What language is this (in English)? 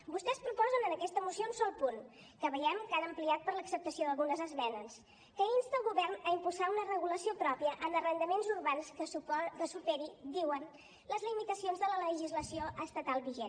Catalan